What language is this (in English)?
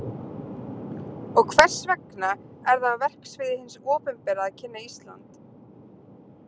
Icelandic